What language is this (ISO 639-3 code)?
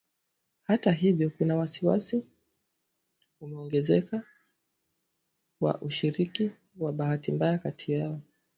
swa